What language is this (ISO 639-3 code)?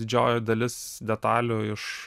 lit